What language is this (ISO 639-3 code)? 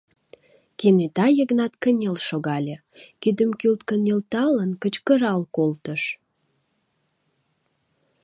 chm